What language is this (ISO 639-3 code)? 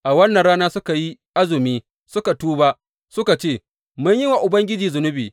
hau